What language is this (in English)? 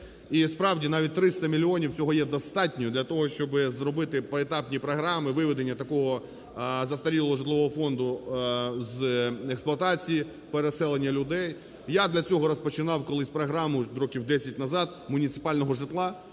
Ukrainian